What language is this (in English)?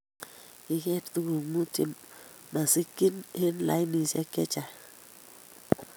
Kalenjin